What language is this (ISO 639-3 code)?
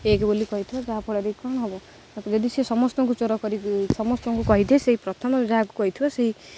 ori